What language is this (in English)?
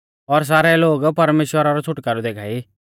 Mahasu Pahari